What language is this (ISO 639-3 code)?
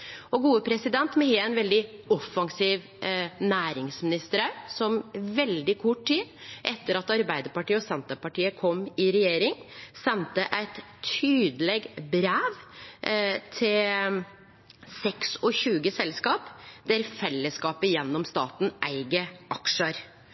nno